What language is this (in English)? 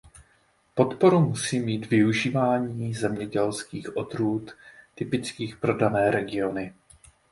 Czech